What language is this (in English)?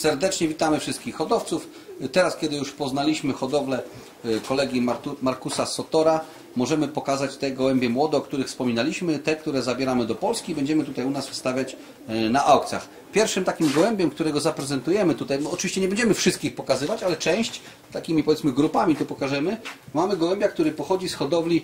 Polish